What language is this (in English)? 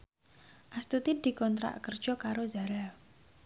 Javanese